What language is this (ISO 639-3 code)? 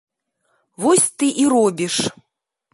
bel